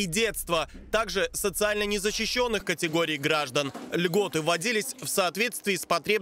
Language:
Russian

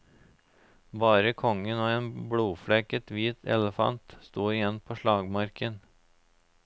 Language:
Norwegian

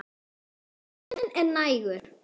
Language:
Icelandic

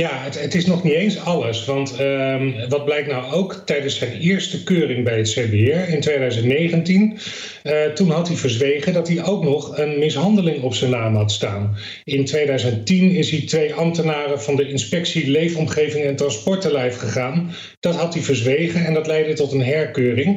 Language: Dutch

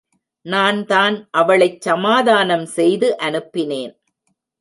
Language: Tamil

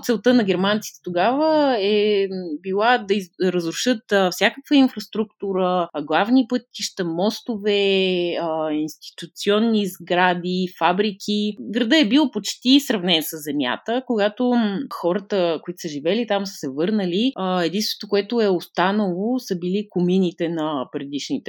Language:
Bulgarian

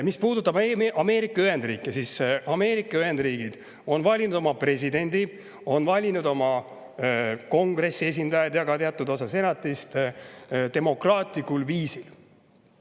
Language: Estonian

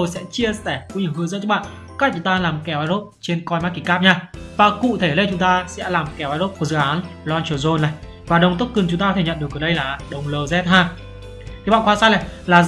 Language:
Vietnamese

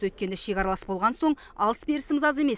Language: Kazakh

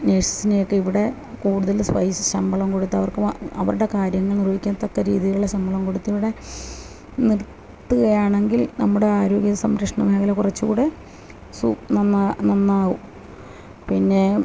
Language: Malayalam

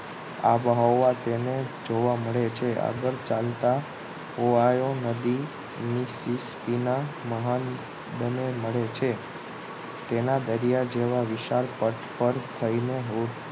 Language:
Gujarati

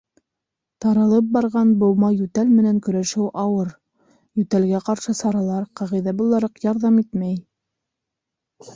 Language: Bashkir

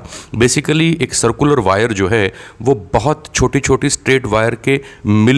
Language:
Hindi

